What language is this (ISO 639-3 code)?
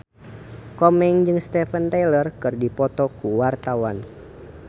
sun